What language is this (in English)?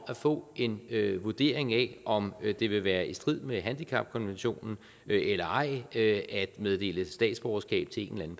Danish